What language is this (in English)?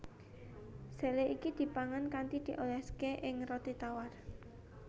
Javanese